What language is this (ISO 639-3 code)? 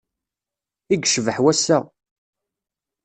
kab